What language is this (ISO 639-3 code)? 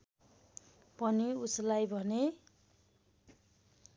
nep